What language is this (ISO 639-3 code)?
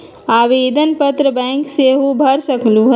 mag